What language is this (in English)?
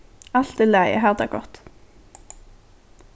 Faroese